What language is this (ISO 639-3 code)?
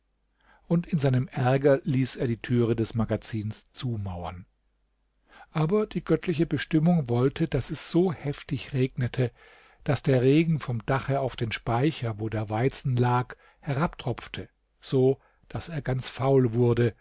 deu